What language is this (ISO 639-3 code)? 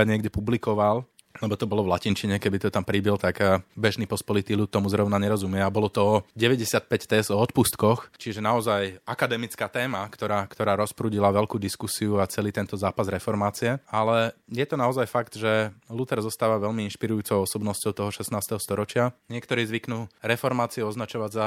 slk